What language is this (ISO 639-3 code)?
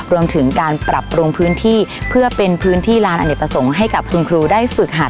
tha